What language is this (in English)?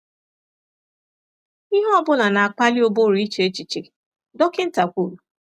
Igbo